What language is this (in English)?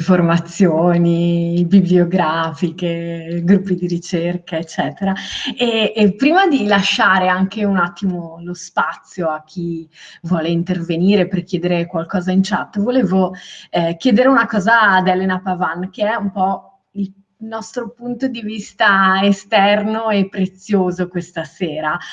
Italian